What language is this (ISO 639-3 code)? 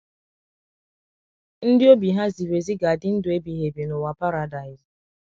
ibo